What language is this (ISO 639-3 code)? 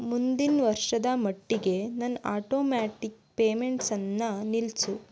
kan